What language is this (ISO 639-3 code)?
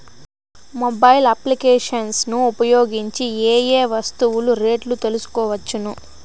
tel